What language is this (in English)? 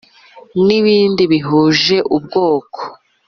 Kinyarwanda